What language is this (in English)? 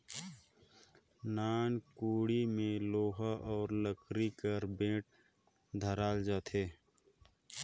Chhattisgarhi